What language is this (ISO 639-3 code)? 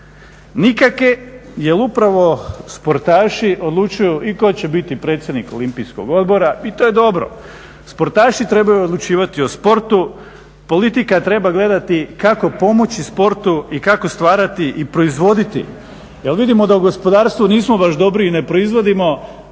hrv